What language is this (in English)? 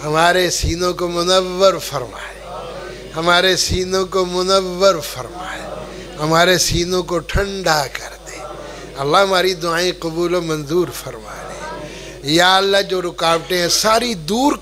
Arabic